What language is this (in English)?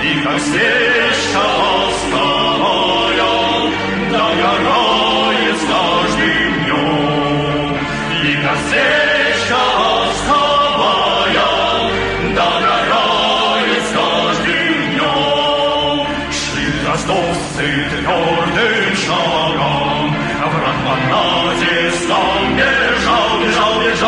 Korean